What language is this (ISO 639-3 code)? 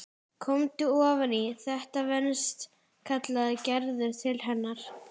isl